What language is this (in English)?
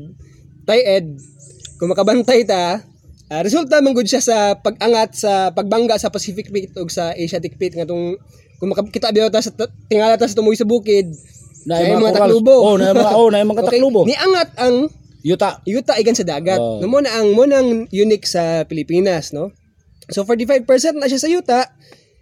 Filipino